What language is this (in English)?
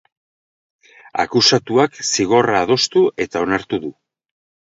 Basque